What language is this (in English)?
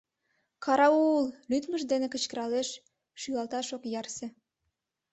Mari